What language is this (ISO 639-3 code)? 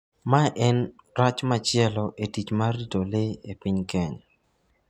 luo